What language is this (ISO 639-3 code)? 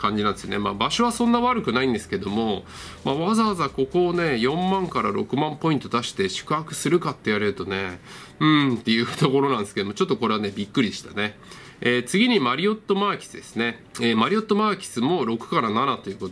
jpn